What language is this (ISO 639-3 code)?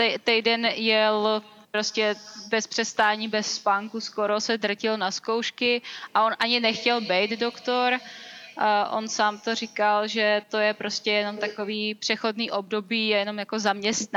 ces